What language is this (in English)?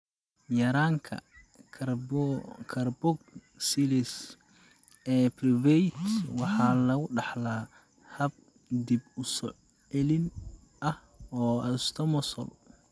Somali